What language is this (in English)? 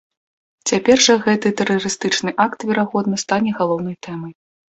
Belarusian